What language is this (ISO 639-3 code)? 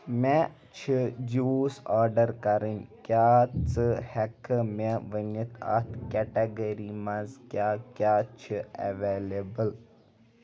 kas